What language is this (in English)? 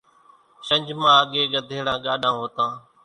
Kachi Koli